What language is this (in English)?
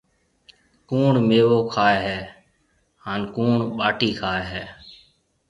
Marwari (Pakistan)